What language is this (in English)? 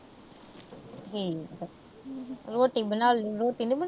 Punjabi